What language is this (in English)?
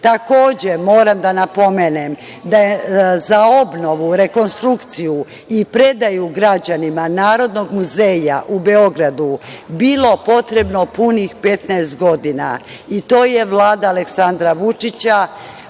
Serbian